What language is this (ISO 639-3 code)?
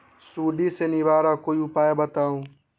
mag